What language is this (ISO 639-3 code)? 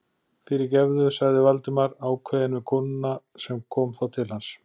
isl